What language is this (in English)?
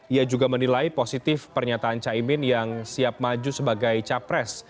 Indonesian